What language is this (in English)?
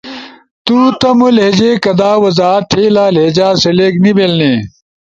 Ushojo